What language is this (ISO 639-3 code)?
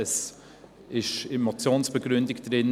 gsw